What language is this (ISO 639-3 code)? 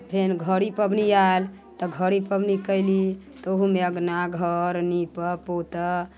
mai